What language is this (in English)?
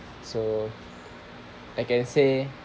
English